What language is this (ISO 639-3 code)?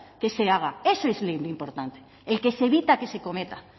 spa